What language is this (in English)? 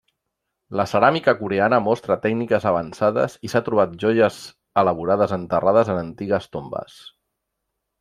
Catalan